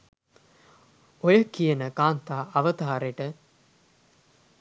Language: Sinhala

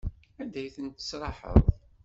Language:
Kabyle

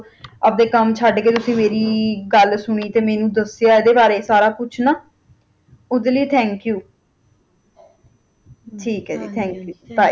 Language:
Punjabi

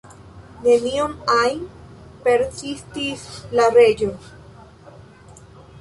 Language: Esperanto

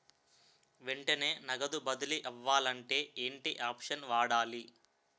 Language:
Telugu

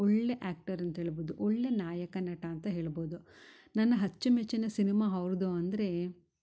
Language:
Kannada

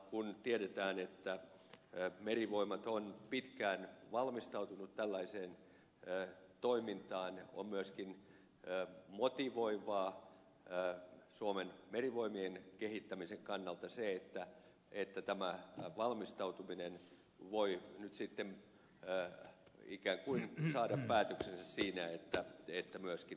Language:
Finnish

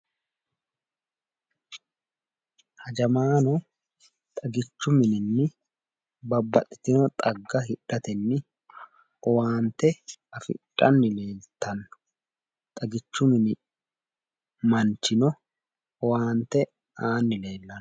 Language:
Sidamo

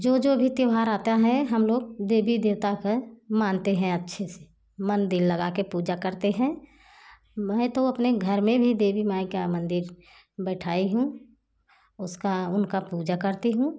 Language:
Hindi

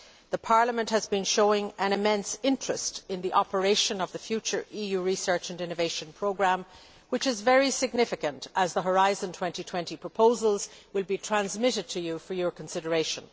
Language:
English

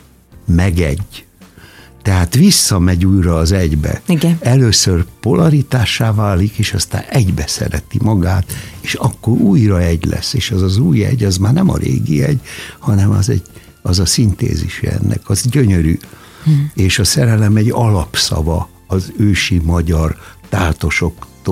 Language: Hungarian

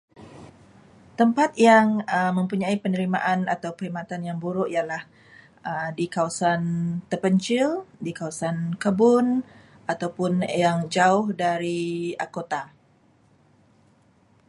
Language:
Malay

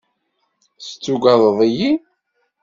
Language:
Kabyle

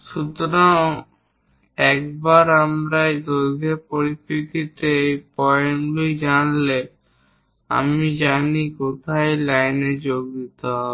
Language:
Bangla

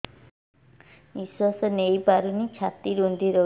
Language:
Odia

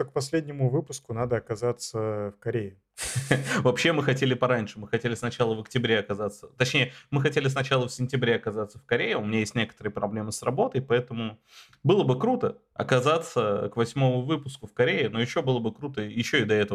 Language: Russian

